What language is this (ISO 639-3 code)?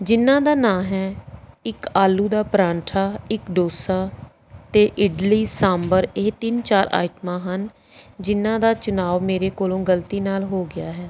pan